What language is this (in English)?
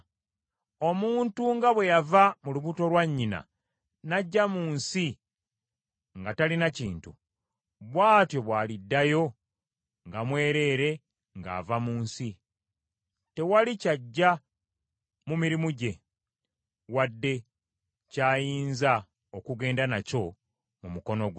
Ganda